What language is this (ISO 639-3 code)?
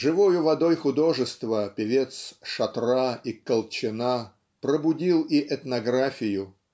rus